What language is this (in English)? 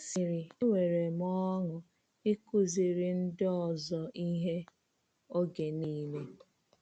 Igbo